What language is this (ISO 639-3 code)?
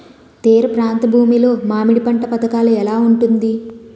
tel